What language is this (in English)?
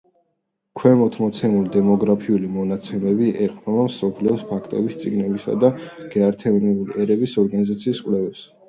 Georgian